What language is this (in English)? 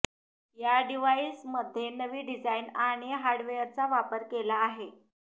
Marathi